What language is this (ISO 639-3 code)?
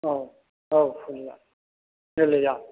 brx